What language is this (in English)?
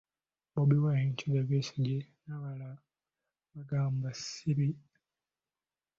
Ganda